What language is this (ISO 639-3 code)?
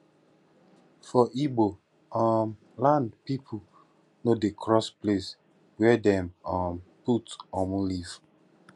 pcm